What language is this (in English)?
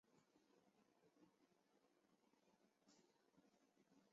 Chinese